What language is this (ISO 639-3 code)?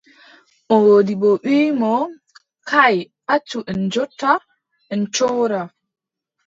fub